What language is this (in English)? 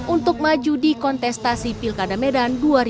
Indonesian